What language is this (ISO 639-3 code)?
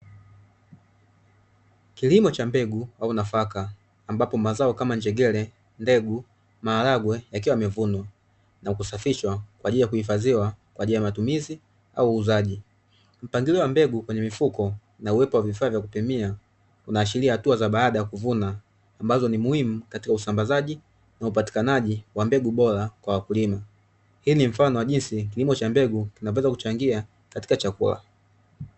swa